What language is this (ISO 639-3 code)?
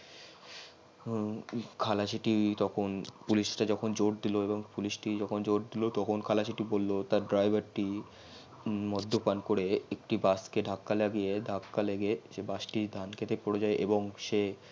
ben